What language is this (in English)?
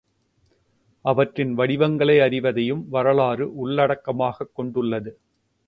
Tamil